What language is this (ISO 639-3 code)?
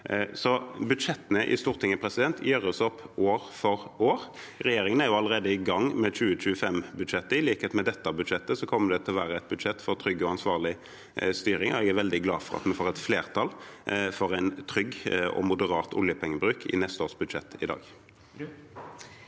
nor